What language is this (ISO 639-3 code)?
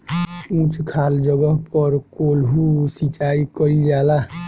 bho